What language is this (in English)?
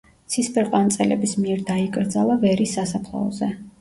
Georgian